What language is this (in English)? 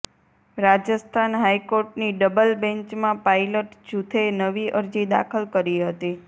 Gujarati